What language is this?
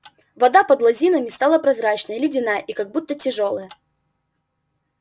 Russian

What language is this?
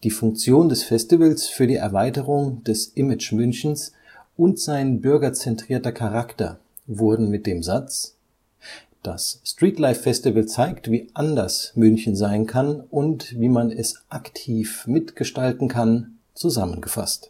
German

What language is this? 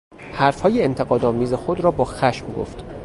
Persian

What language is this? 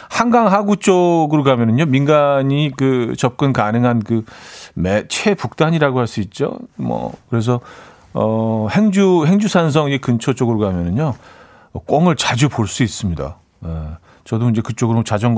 Korean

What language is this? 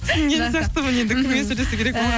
Kazakh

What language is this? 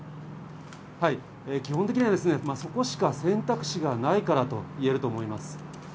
Japanese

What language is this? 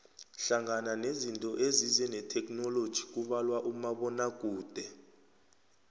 South Ndebele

